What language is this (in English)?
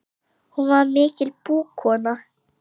Icelandic